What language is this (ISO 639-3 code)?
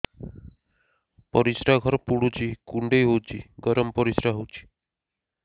ori